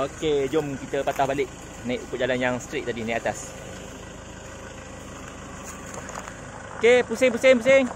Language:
Malay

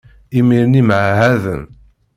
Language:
Kabyle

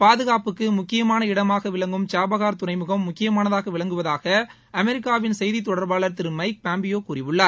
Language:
Tamil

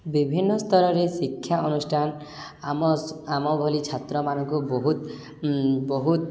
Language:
Odia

